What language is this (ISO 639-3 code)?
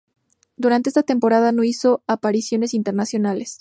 spa